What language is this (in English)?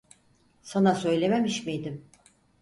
Turkish